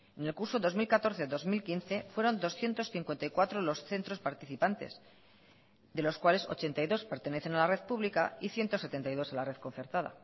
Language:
Spanish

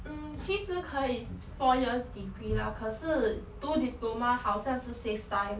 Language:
English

